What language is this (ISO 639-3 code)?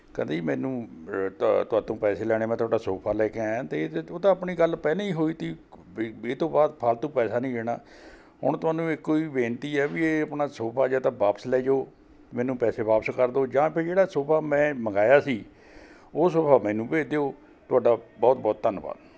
pan